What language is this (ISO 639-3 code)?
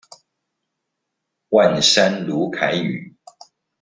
zho